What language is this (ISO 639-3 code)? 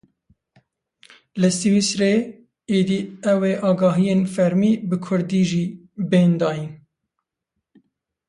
kur